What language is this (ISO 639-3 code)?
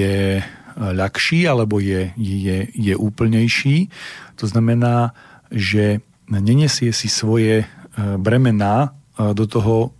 slk